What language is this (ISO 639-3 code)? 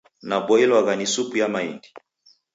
dav